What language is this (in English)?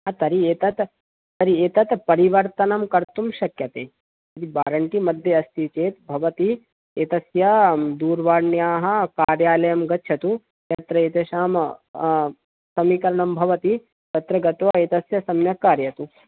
Sanskrit